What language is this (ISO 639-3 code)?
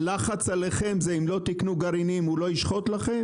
heb